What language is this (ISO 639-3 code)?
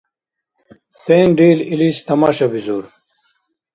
dar